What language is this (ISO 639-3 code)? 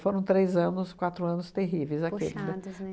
por